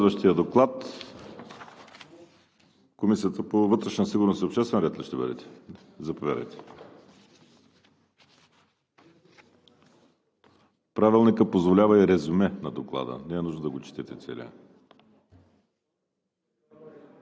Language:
Bulgarian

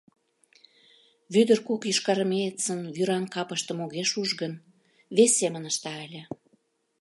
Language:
Mari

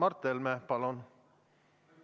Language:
Estonian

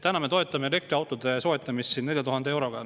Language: Estonian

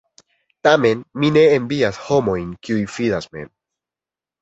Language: Esperanto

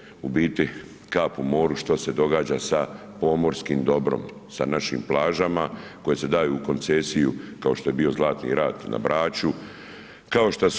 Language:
Croatian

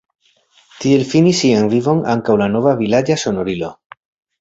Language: Esperanto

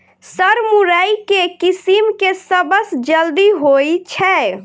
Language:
Maithili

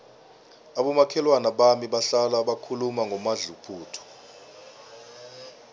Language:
South Ndebele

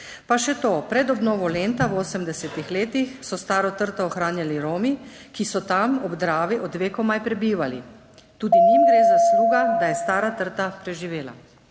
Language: Slovenian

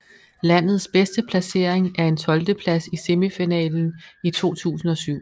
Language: Danish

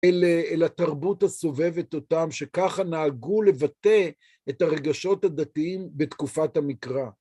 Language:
Hebrew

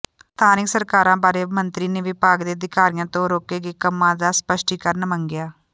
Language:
Punjabi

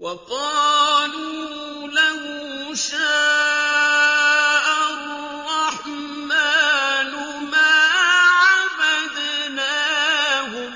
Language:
Arabic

